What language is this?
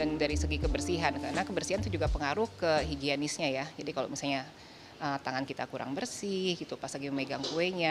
Indonesian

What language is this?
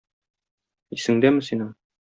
Tatar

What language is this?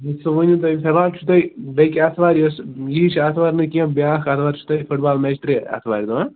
Kashmiri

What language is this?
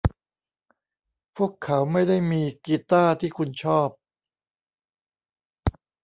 Thai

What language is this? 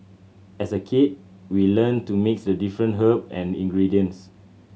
English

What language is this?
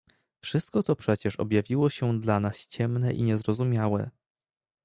Polish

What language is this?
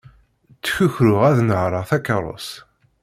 Kabyle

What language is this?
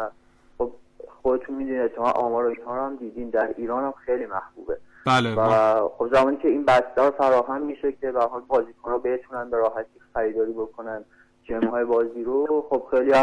Persian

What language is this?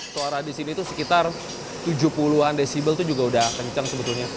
Indonesian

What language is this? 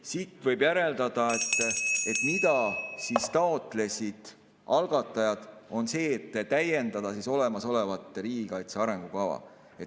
Estonian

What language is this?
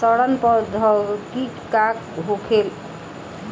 Bhojpuri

